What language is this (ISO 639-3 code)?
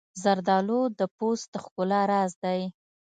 pus